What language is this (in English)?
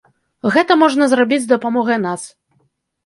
Belarusian